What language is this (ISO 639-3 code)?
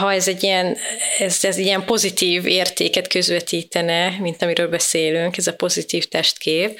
hun